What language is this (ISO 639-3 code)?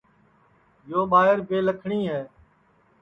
ssi